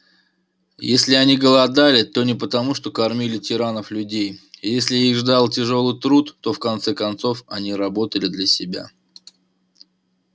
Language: Russian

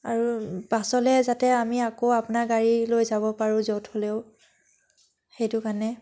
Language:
Assamese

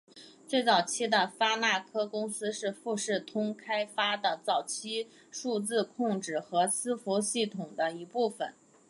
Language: Chinese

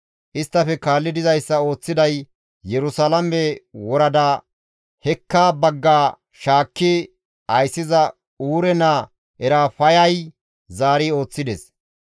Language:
Gamo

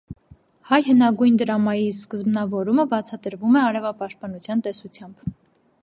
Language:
Armenian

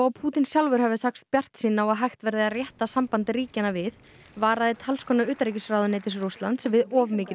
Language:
Icelandic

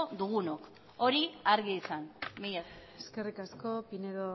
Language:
Basque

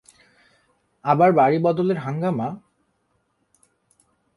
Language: Bangla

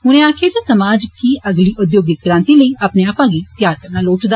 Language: Dogri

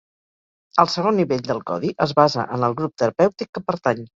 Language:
Catalan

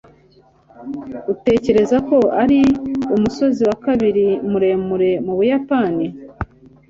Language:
Kinyarwanda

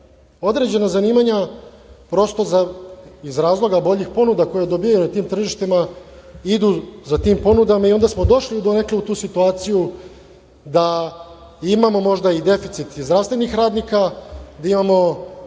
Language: Serbian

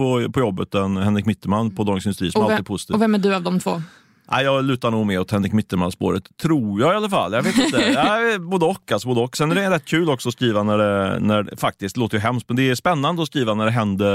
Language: Swedish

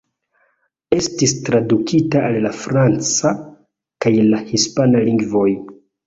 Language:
Esperanto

